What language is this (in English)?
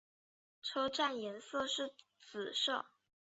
Chinese